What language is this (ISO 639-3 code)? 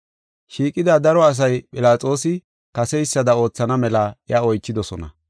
gof